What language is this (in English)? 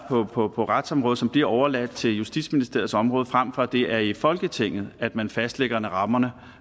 Danish